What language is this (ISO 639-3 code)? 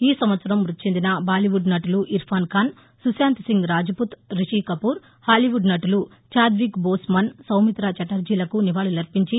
tel